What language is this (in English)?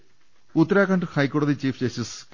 Malayalam